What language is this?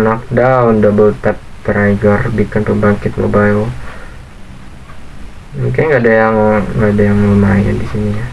Indonesian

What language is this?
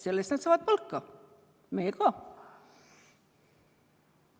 Estonian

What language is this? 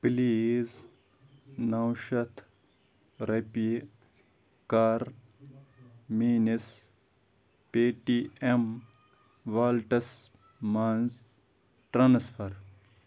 Kashmiri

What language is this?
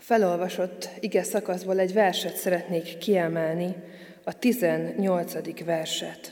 Hungarian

